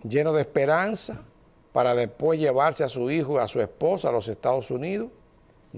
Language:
Spanish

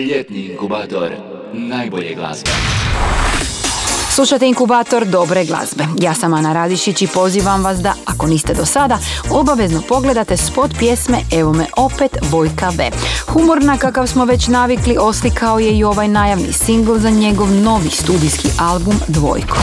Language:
Croatian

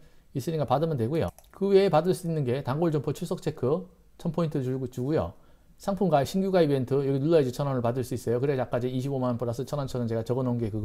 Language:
Korean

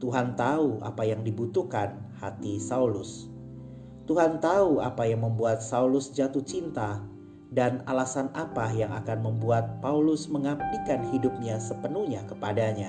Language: Indonesian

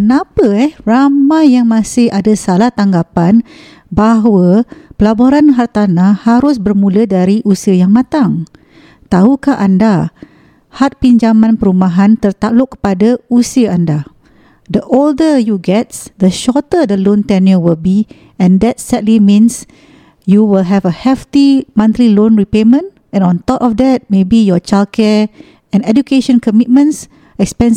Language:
Malay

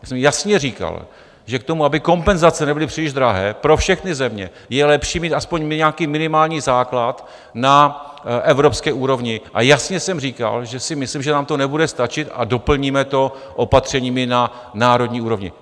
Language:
Czech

